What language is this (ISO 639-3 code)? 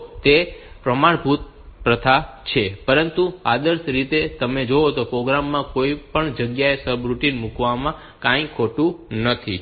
guj